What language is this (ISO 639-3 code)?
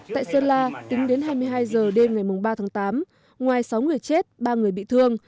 vie